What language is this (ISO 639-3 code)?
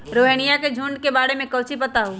mag